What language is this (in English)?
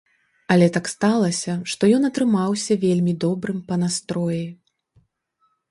Belarusian